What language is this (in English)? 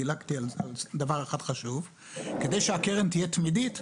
Hebrew